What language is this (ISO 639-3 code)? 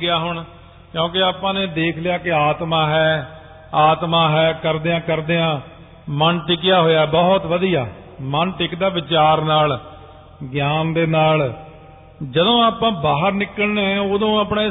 pan